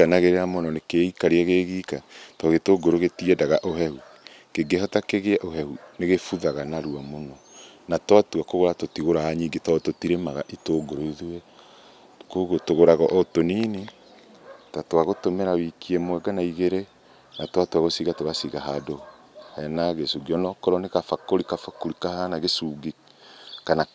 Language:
Kikuyu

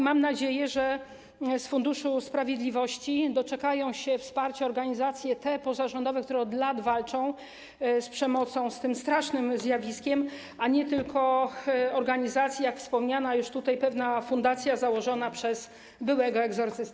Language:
Polish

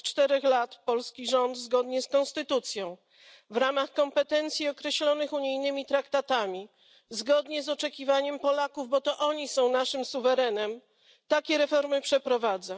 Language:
Polish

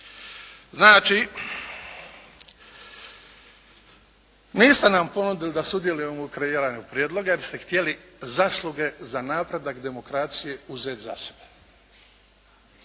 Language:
Croatian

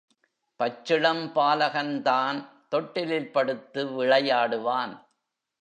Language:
Tamil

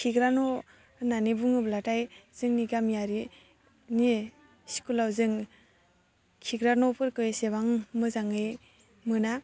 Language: Bodo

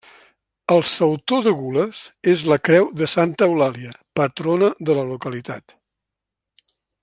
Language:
Catalan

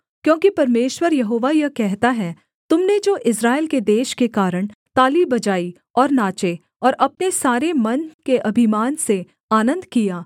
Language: Hindi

